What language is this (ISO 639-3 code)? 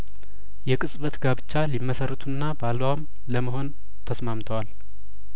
amh